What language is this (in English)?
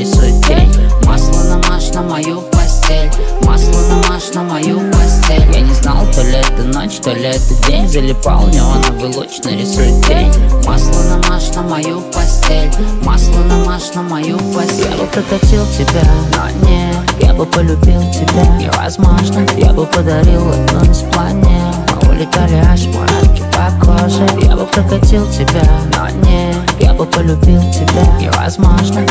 Russian